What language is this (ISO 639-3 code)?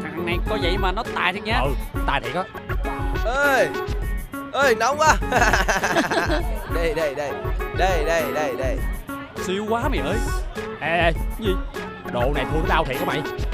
vie